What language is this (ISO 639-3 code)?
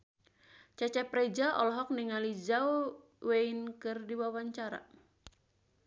sun